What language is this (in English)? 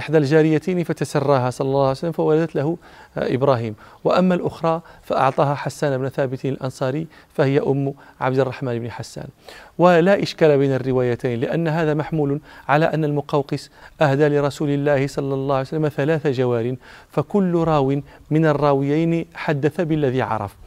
Arabic